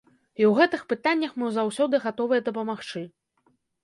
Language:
Belarusian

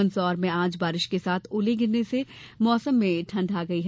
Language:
Hindi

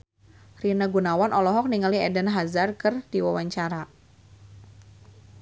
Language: Sundanese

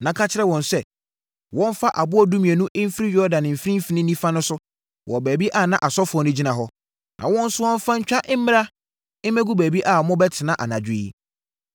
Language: Akan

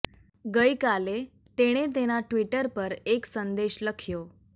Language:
Gujarati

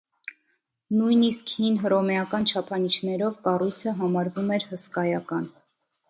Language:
Armenian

